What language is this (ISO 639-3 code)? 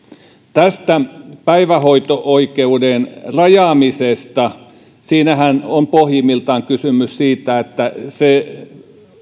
fin